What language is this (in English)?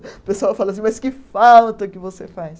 Portuguese